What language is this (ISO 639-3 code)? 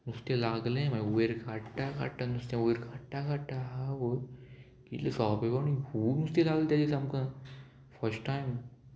kok